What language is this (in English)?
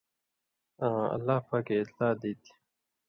Indus Kohistani